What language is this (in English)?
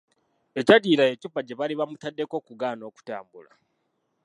Ganda